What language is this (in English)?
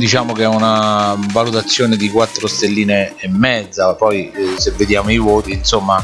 Italian